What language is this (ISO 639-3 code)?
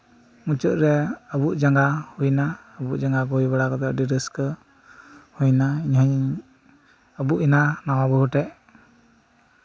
sat